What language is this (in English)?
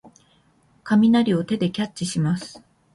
Japanese